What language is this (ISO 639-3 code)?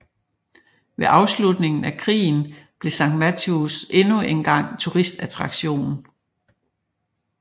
dan